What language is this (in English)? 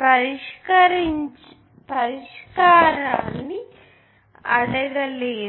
Telugu